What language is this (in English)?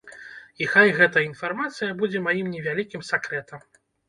Belarusian